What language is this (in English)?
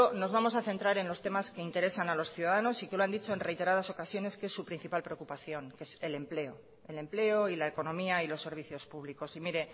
Spanish